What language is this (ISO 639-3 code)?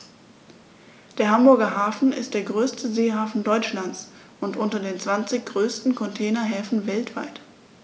deu